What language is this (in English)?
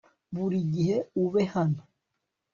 Kinyarwanda